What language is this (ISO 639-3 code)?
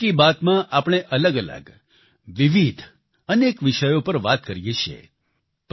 guj